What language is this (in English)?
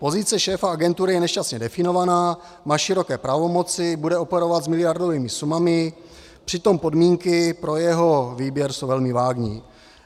Czech